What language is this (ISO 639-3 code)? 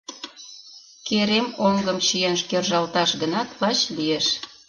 chm